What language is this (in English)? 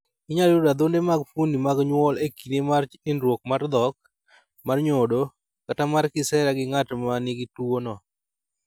Luo (Kenya and Tanzania)